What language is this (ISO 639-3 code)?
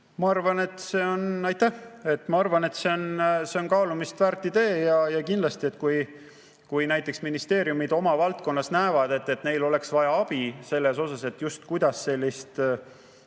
est